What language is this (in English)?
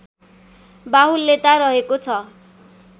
Nepali